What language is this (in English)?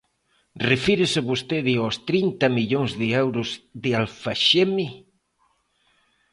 Galician